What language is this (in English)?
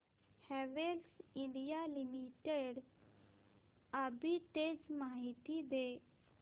Marathi